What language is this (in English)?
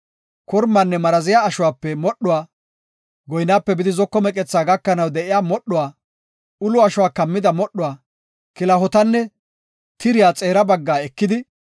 Gofa